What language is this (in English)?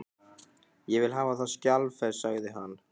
Icelandic